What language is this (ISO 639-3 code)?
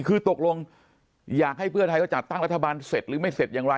tha